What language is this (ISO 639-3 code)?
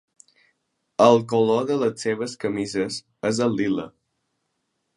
cat